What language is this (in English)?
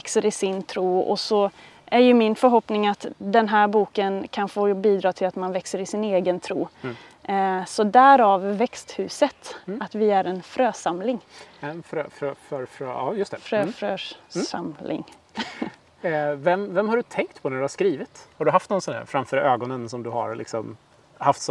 Swedish